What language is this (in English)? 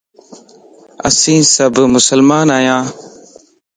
Lasi